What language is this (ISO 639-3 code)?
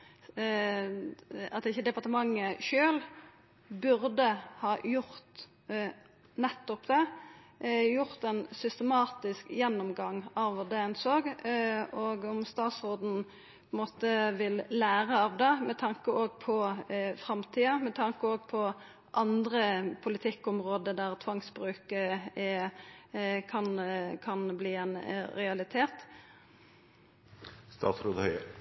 nno